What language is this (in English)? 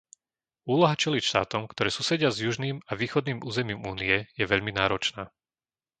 Slovak